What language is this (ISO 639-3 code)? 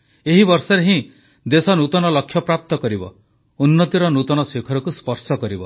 ori